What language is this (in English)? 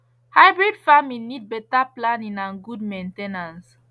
Nigerian Pidgin